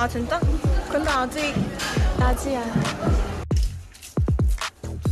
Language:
Korean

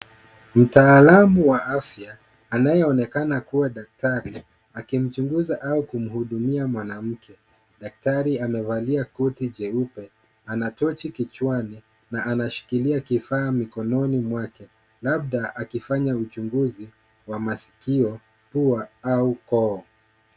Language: Swahili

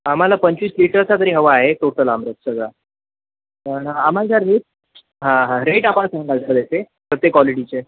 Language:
Marathi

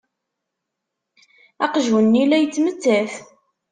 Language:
Kabyle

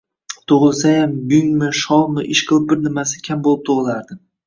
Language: Uzbek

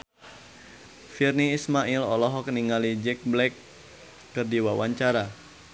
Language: Sundanese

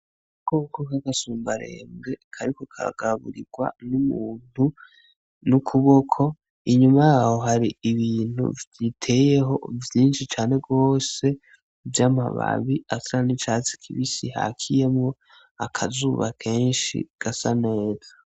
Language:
Rundi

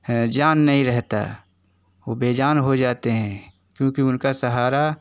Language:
Hindi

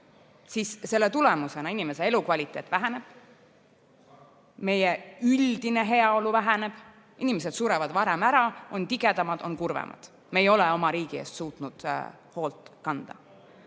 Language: Estonian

